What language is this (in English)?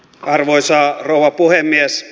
Finnish